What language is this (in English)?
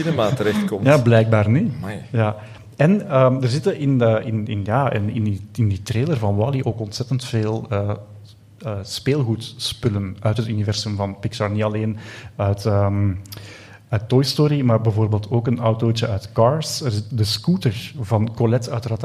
Dutch